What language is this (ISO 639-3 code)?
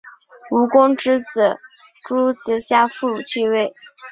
zho